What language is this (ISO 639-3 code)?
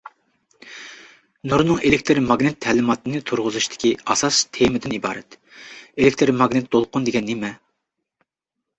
uig